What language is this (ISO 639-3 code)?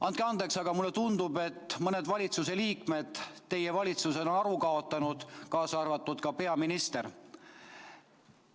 est